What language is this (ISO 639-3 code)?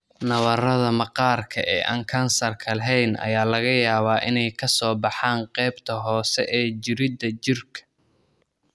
som